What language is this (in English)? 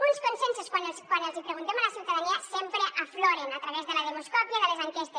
Catalan